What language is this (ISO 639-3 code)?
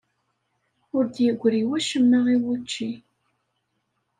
kab